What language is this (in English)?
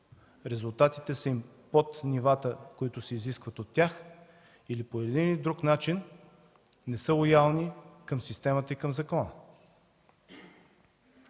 Bulgarian